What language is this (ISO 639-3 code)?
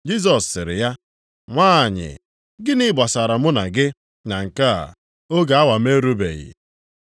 ibo